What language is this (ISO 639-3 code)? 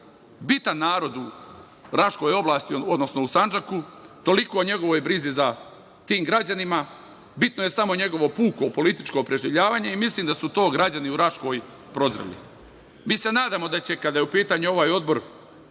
srp